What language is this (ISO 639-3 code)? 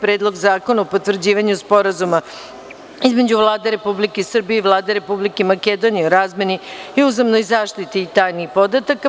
srp